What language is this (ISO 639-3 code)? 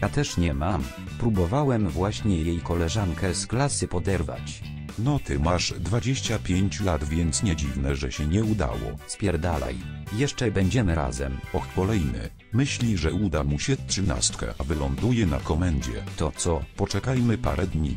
pol